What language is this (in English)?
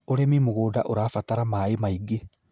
Kikuyu